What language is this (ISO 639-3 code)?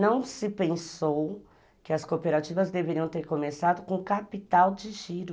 por